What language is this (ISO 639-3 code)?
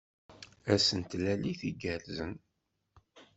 kab